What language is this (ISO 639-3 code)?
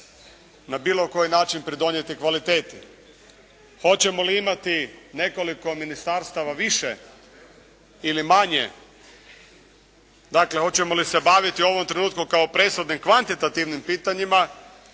hrv